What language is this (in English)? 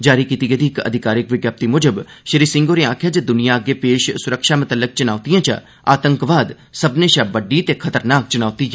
Dogri